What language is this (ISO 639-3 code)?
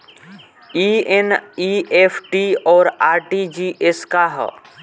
bho